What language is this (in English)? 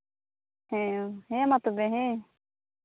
Santali